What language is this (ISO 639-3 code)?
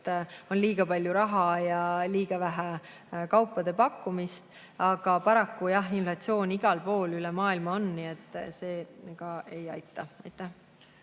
est